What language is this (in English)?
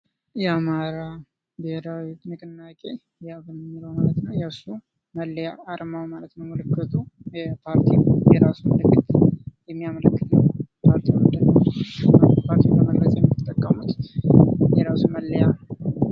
Amharic